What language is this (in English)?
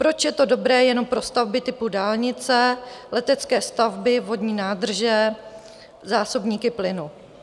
Czech